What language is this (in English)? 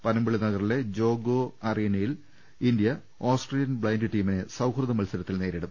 Malayalam